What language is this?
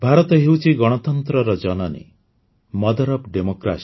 Odia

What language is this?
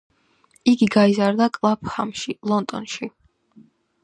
Georgian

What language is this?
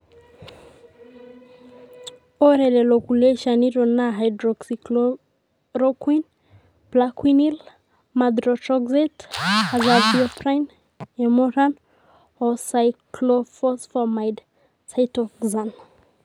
Masai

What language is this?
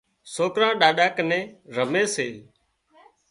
Wadiyara Koli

